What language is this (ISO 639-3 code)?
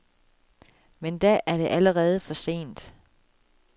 dan